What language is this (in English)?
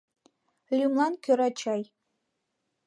Mari